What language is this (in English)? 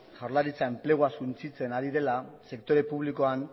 Basque